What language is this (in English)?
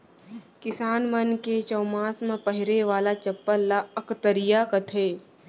Chhattisgarhi